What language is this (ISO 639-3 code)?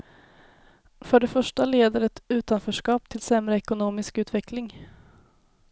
swe